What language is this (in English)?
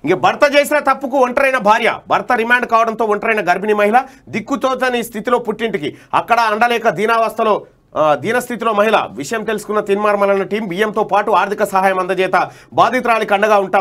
Romanian